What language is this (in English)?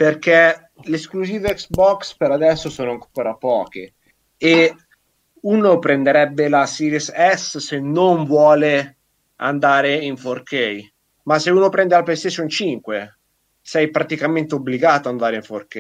Italian